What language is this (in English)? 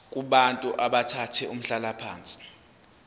Zulu